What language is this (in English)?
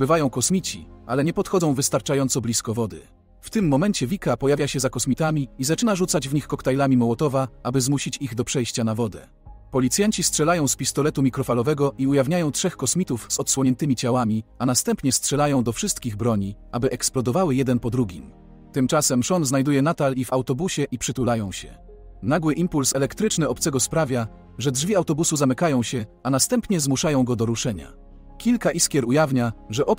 Polish